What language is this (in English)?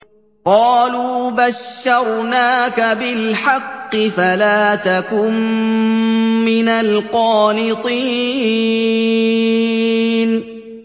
Arabic